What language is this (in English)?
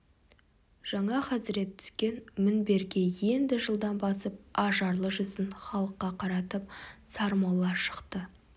Kazakh